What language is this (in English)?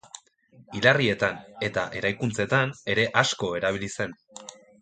Basque